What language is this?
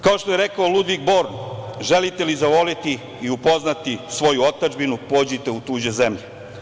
Serbian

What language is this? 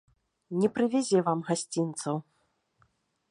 Belarusian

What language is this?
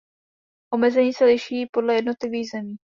Czech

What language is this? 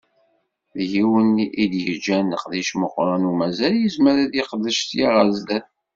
Kabyle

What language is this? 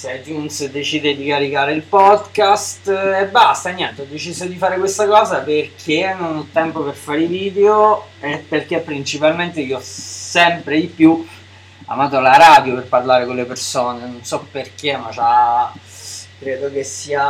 Italian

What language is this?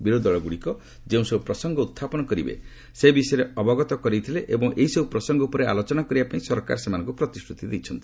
Odia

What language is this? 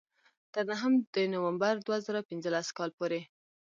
Pashto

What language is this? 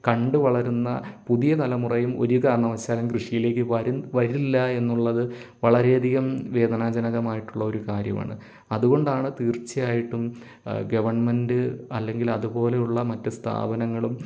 Malayalam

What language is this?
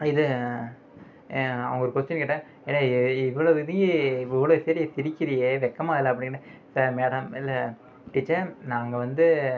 Tamil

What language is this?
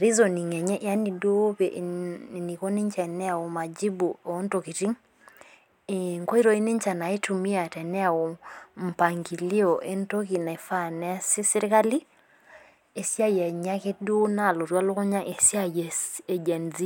Masai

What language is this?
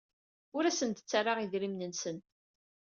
Kabyle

